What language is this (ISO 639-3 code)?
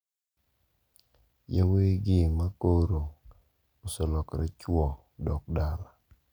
luo